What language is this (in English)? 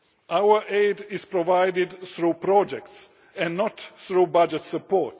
English